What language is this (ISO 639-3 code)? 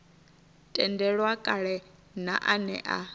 ven